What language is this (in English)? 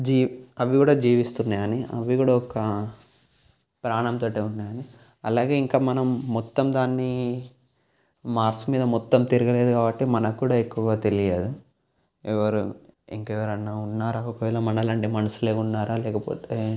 Telugu